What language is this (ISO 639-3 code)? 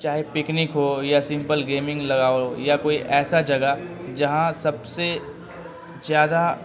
urd